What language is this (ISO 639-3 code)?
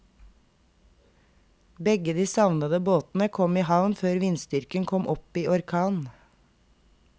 nor